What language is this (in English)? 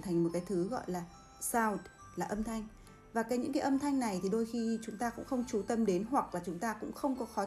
Vietnamese